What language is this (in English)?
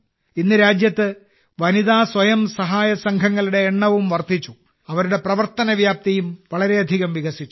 Malayalam